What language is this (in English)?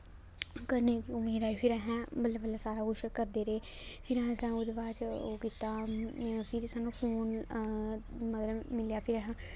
Dogri